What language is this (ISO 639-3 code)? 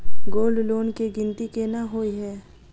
mai